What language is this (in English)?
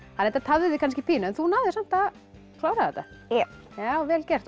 Icelandic